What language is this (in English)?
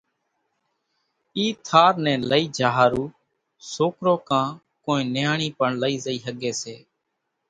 Kachi Koli